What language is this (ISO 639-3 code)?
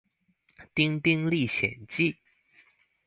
zho